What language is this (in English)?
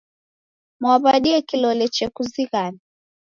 Taita